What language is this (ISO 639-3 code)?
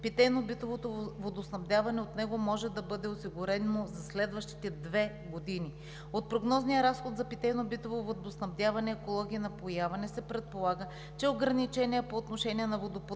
bul